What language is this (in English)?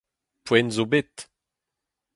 Breton